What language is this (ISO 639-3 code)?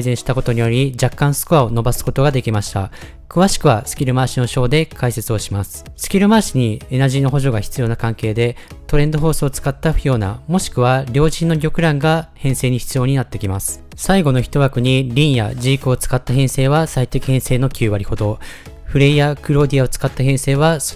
jpn